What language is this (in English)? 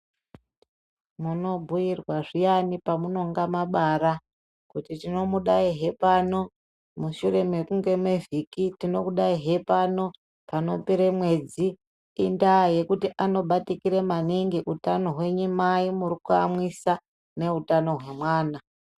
Ndau